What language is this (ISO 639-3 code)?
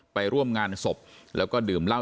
tha